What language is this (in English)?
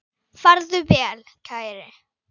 Icelandic